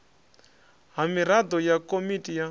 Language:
Venda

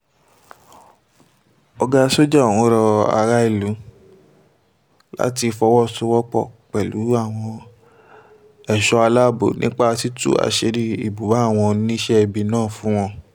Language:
Yoruba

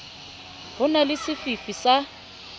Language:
Southern Sotho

